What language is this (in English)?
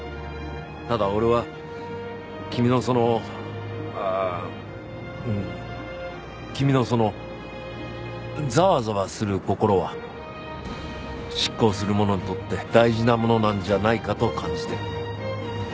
Japanese